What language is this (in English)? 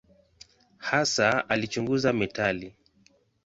Swahili